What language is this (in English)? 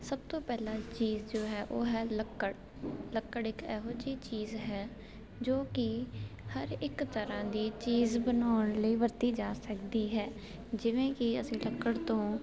Punjabi